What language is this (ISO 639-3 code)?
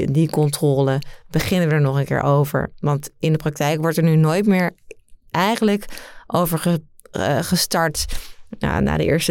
nld